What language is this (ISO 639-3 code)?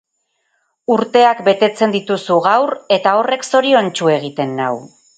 eus